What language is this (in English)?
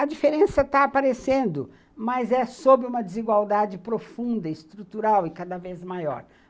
Portuguese